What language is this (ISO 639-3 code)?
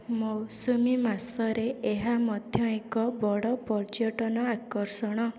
ori